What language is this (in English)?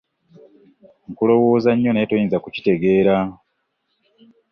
Ganda